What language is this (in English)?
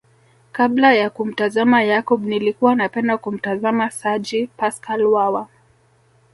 Swahili